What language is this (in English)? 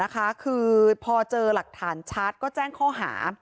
Thai